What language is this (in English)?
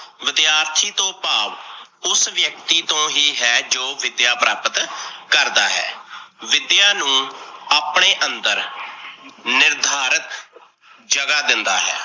Punjabi